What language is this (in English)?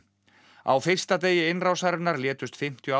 Icelandic